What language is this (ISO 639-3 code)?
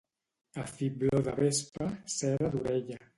cat